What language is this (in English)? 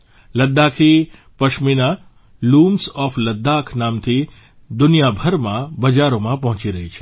Gujarati